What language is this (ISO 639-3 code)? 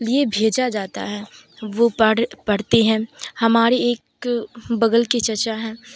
urd